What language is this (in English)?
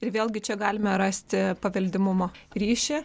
Lithuanian